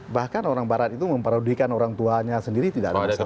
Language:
Indonesian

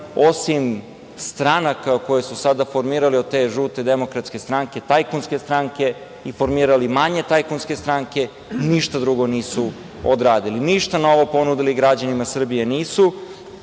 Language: Serbian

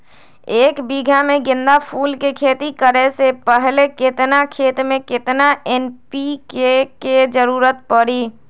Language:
Magahi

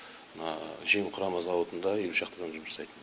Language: Kazakh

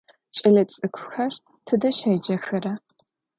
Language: Adyghe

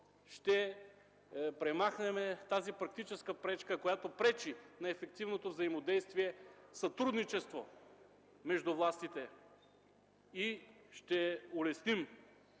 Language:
Bulgarian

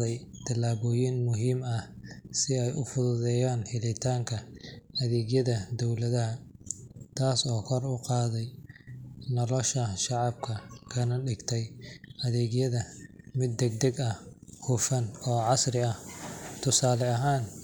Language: Somali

